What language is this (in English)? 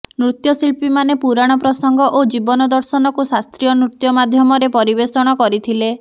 Odia